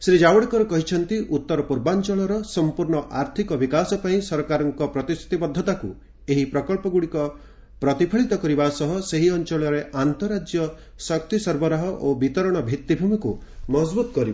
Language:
Odia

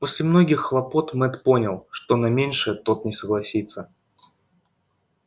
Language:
Russian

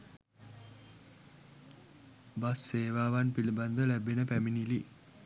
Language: Sinhala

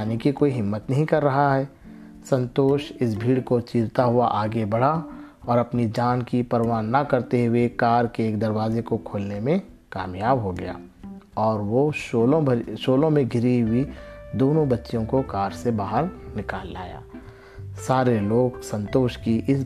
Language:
Urdu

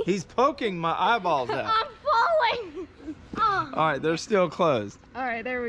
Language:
English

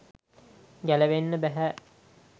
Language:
Sinhala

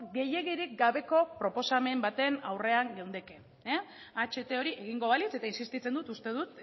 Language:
Basque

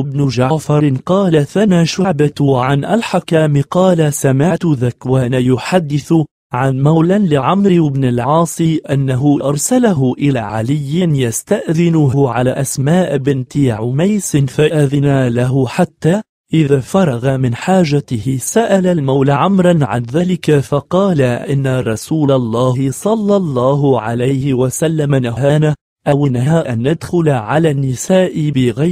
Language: Arabic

